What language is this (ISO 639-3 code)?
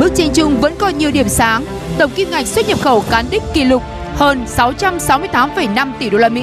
vie